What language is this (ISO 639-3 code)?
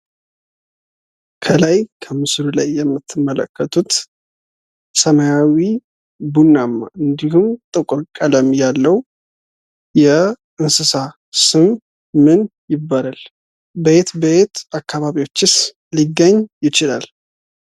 amh